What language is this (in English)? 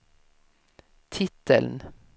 Swedish